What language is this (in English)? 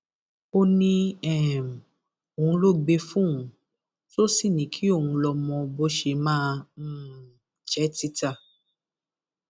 Yoruba